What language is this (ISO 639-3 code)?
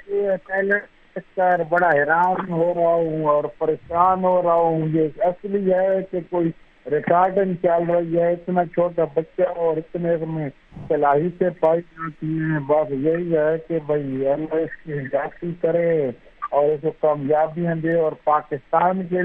urd